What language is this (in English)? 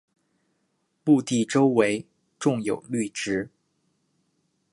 Chinese